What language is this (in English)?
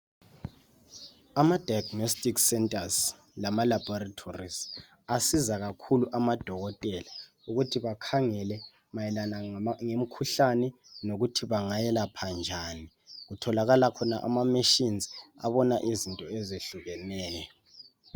North Ndebele